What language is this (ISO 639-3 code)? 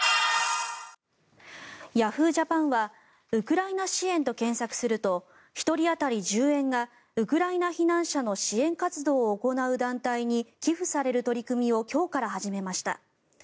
jpn